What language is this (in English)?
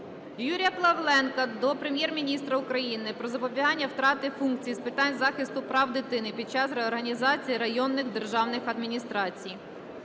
Ukrainian